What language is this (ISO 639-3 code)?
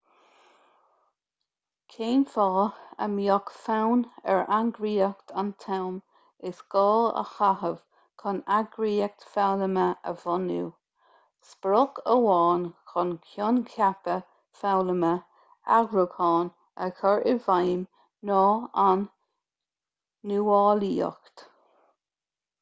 gle